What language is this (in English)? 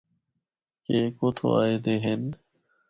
Northern Hindko